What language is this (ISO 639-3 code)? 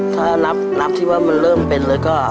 tha